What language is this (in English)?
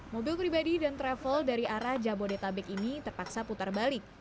Indonesian